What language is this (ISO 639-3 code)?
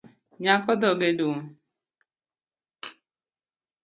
luo